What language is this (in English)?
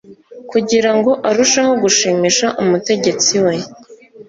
Kinyarwanda